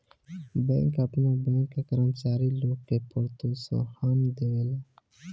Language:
Bhojpuri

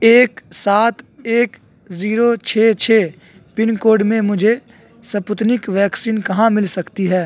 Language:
Urdu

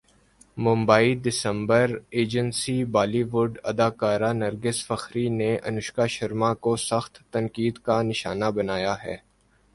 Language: Urdu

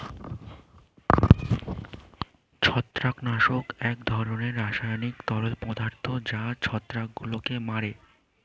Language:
Bangla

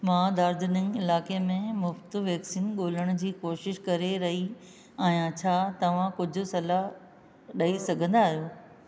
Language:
Sindhi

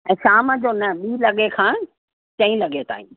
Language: Sindhi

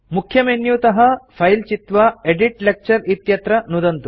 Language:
Sanskrit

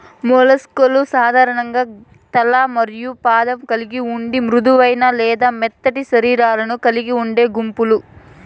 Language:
Telugu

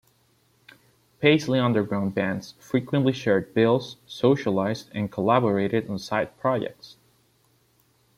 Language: English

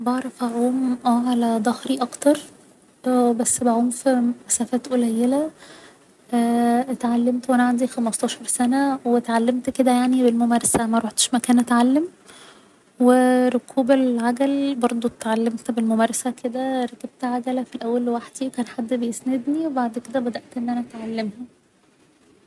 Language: Egyptian Arabic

